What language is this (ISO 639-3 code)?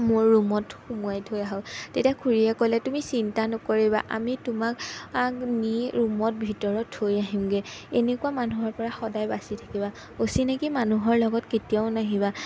asm